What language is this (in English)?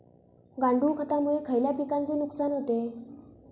Marathi